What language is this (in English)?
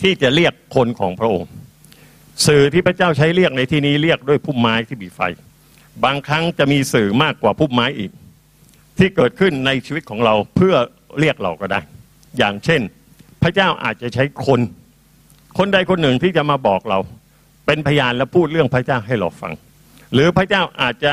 Thai